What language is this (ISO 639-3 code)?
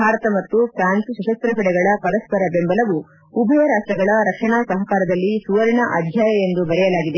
kan